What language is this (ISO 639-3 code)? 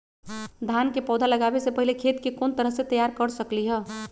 mag